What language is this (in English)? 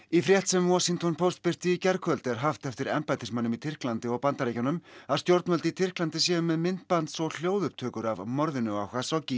Icelandic